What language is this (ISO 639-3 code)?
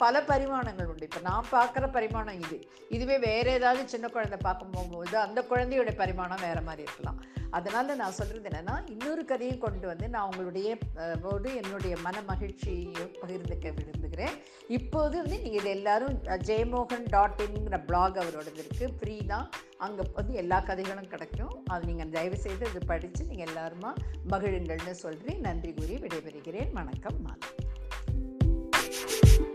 tam